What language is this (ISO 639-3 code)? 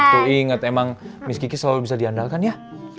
ind